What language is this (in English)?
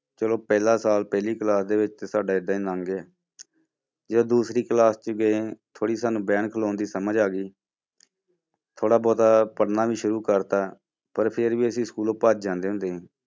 Punjabi